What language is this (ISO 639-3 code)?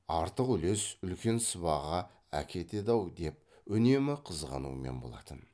kaz